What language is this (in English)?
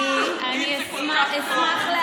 Hebrew